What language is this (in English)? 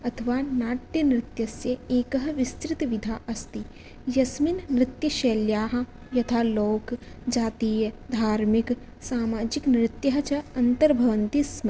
Sanskrit